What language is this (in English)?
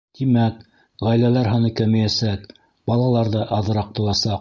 Bashkir